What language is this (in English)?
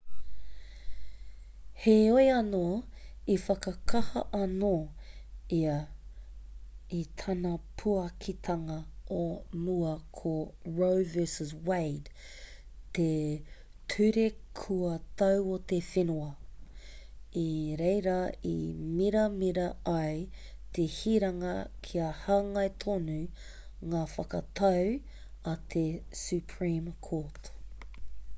Māori